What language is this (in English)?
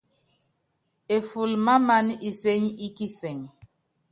Yangben